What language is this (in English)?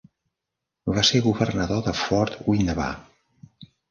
Catalan